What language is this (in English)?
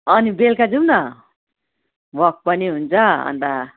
Nepali